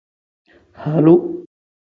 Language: Tem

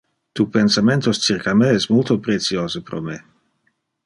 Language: Interlingua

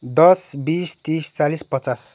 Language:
Nepali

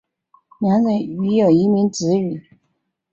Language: Chinese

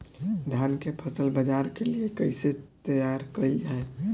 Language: Bhojpuri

